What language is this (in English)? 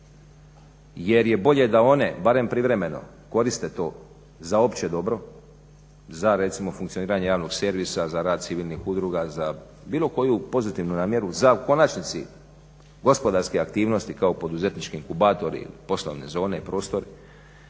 Croatian